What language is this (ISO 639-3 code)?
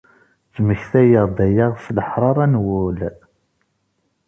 kab